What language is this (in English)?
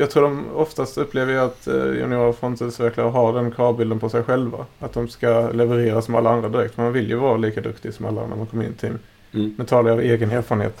Swedish